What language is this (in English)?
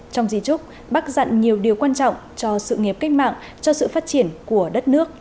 Vietnamese